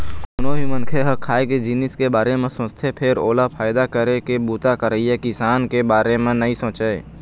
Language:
Chhattisgarhi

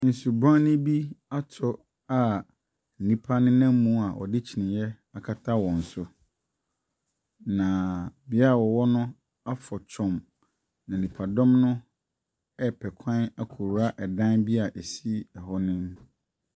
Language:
Akan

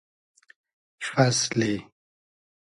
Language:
Hazaragi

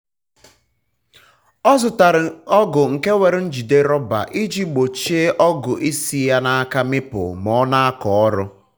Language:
Igbo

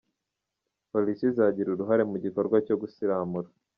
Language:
Kinyarwanda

